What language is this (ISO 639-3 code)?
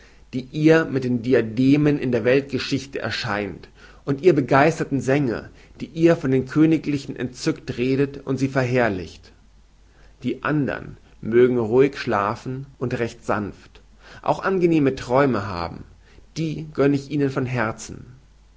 deu